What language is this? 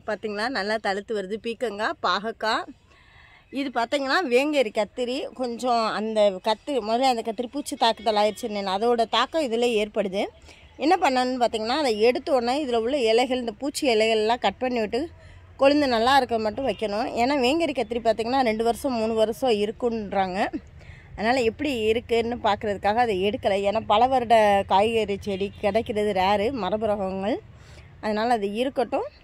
Korean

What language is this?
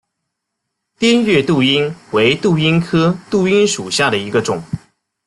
Chinese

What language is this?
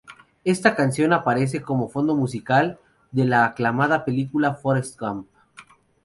Spanish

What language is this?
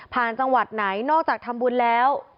Thai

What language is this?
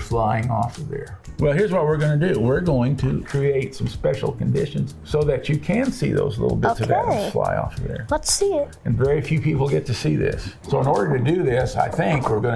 English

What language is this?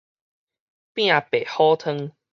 Min Nan Chinese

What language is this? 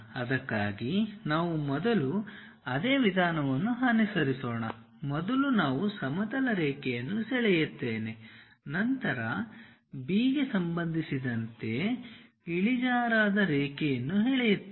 Kannada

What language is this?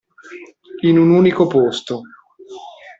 Italian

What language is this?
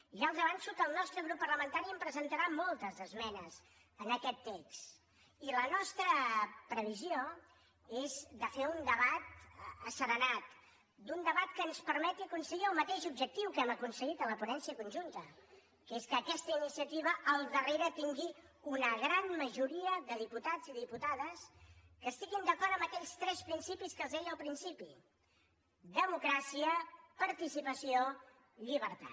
Catalan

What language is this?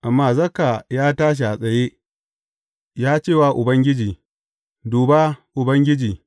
Hausa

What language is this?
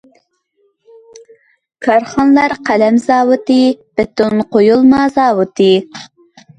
Uyghur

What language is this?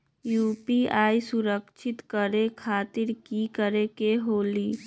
Magahi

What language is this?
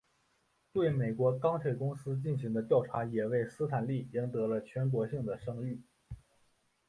Chinese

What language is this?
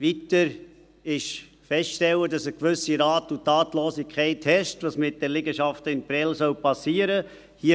Swiss German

